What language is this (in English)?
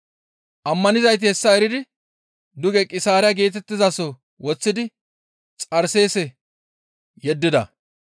Gamo